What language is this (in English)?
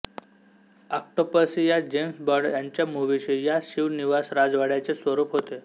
Marathi